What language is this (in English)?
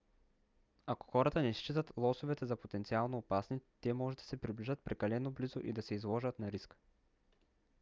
Bulgarian